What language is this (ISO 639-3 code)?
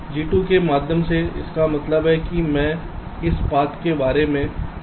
hin